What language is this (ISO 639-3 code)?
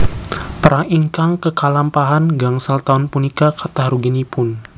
jav